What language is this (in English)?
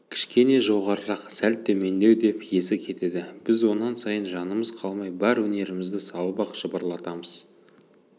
Kazakh